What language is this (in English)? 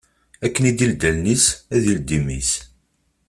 Kabyle